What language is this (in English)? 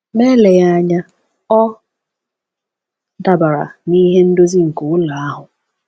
Igbo